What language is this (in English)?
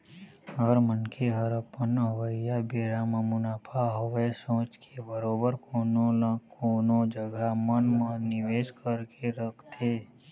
Chhattisgarhi